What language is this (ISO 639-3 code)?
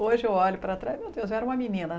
por